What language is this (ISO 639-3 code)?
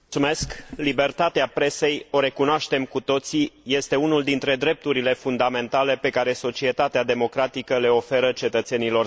ron